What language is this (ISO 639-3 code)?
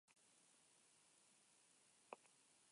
eus